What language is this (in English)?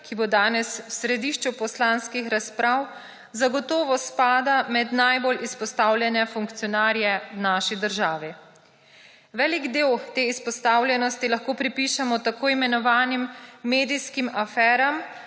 Slovenian